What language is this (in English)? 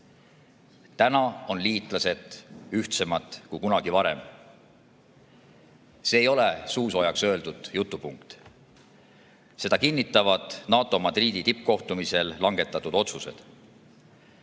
Estonian